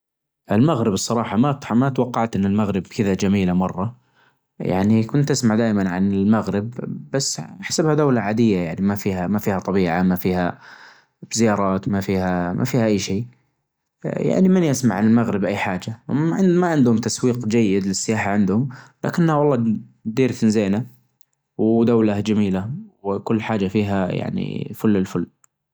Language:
Najdi Arabic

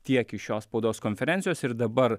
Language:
Lithuanian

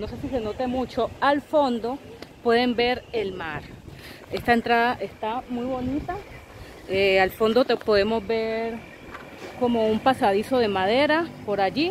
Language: Spanish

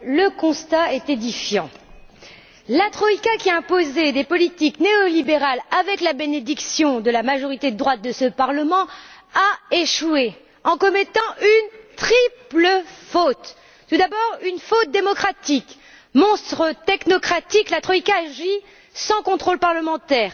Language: French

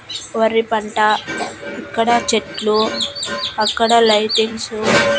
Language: Telugu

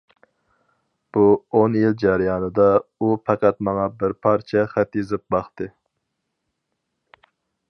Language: Uyghur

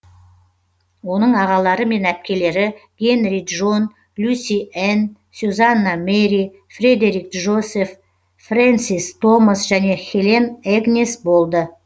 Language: Kazakh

